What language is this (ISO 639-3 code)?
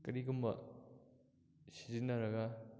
mni